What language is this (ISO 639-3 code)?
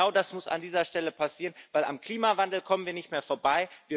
deu